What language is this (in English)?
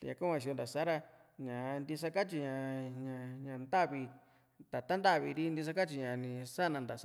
Juxtlahuaca Mixtec